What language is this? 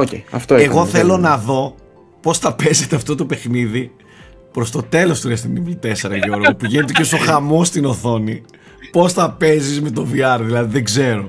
Greek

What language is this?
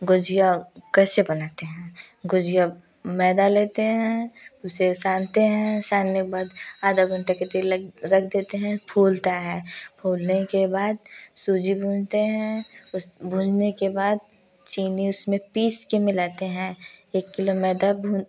Hindi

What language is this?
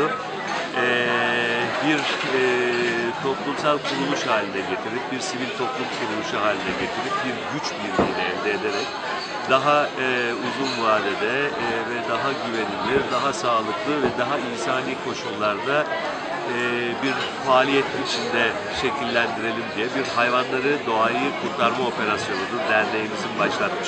Turkish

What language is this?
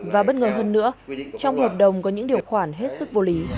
Vietnamese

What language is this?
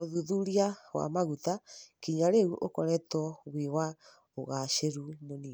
Kikuyu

